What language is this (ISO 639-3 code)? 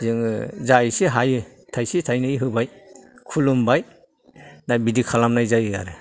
brx